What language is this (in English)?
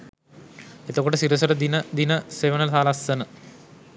Sinhala